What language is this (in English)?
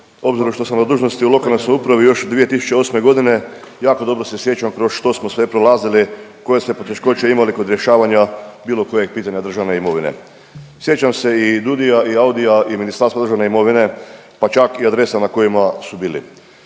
Croatian